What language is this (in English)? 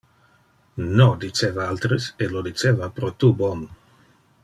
Interlingua